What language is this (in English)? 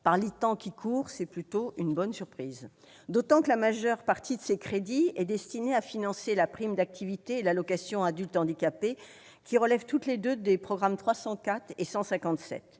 French